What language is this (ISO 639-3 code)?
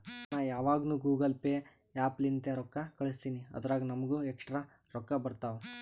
kan